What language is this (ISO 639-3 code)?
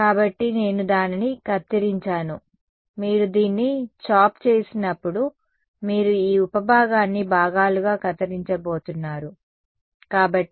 tel